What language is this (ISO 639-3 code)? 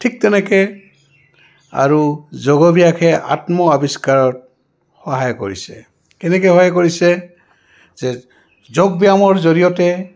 asm